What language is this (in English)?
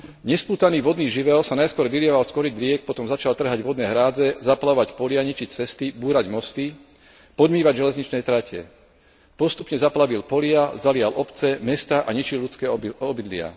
Slovak